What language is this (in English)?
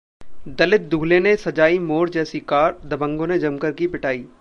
Hindi